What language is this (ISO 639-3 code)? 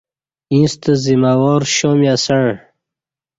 bsh